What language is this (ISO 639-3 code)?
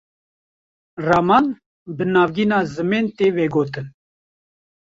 kur